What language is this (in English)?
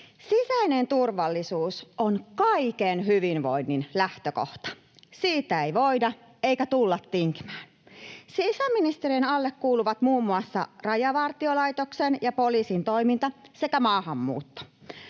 Finnish